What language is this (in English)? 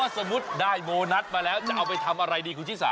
Thai